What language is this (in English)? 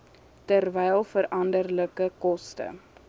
Afrikaans